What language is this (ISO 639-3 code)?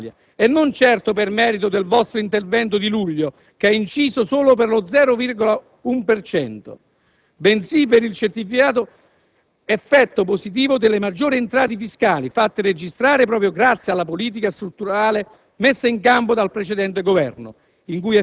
ita